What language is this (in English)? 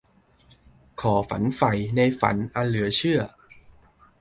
Thai